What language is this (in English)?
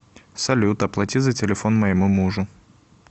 Russian